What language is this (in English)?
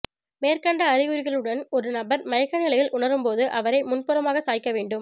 Tamil